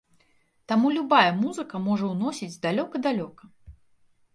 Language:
Belarusian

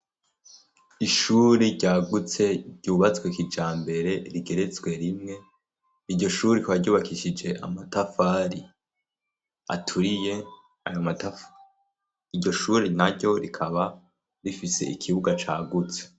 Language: Rundi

